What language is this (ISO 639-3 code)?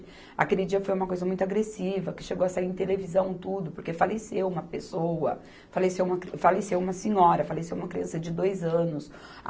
por